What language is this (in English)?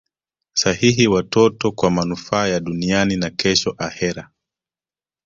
Swahili